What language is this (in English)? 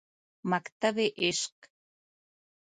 Pashto